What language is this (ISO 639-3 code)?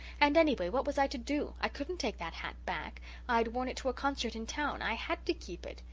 eng